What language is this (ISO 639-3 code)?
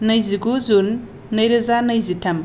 brx